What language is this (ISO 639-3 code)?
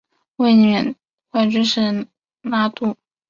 zho